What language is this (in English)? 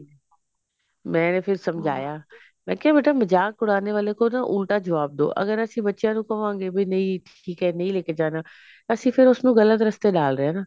Punjabi